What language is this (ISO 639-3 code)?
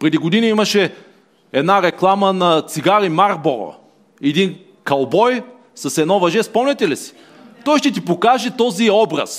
bul